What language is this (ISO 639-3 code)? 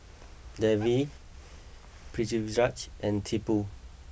eng